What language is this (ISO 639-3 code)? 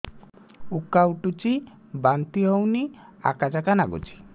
ori